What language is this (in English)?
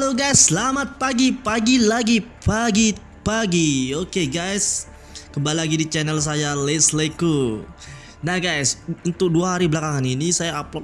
Indonesian